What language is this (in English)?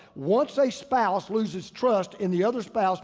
English